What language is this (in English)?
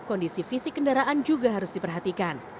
Indonesian